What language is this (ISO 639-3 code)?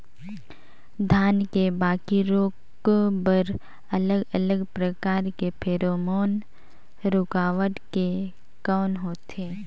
hne